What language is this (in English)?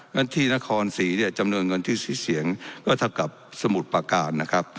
Thai